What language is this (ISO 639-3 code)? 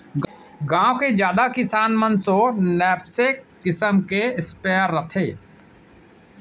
hne